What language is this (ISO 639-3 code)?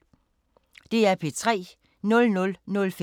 dan